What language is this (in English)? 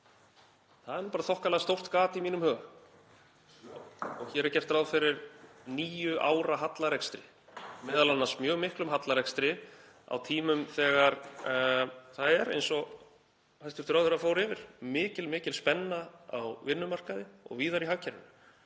Icelandic